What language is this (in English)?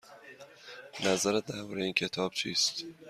Persian